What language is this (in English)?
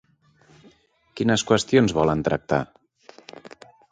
Catalan